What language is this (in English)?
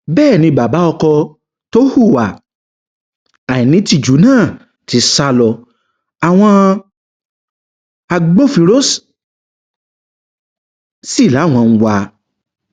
Yoruba